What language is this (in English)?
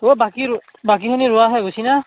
Assamese